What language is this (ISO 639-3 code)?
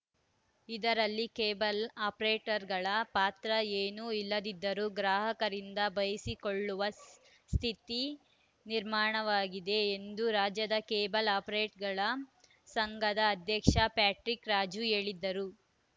kan